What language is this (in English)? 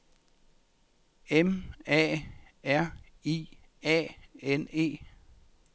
Danish